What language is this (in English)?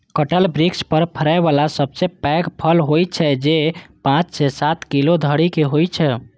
Maithili